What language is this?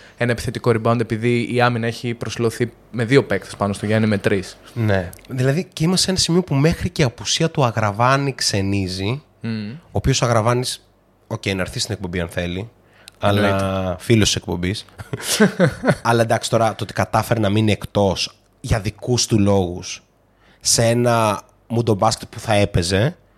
Greek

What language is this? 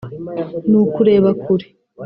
Kinyarwanda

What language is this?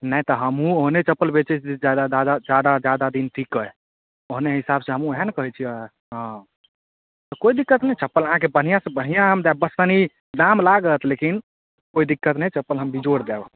Maithili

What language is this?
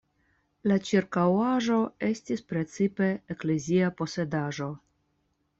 Esperanto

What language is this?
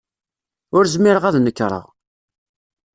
Kabyle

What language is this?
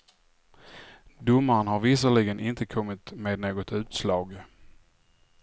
Swedish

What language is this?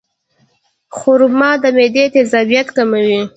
Pashto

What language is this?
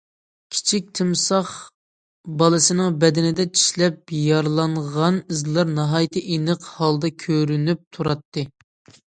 Uyghur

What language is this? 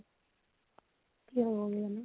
Assamese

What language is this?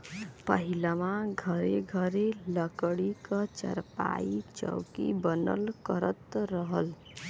Bhojpuri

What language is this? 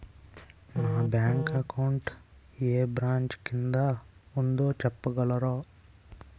Telugu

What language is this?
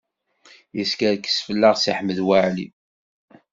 Kabyle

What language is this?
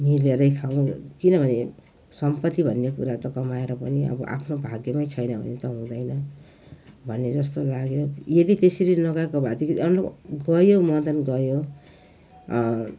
Nepali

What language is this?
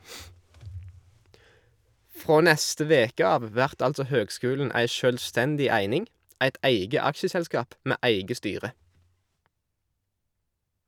Norwegian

